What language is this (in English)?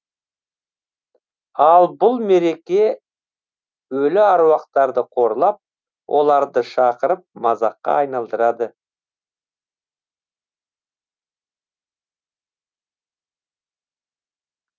Kazakh